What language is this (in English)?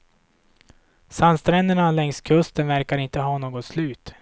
Swedish